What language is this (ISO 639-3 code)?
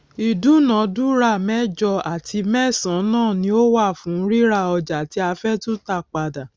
yor